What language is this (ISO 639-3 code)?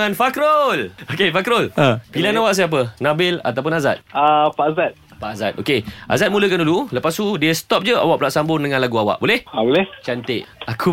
msa